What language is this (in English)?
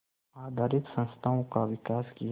Hindi